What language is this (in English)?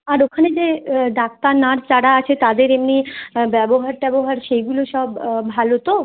Bangla